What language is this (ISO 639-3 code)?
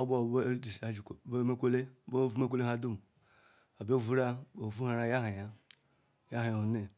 ikw